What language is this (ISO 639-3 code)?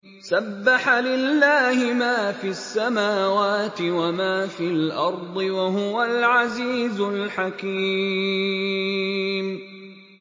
ara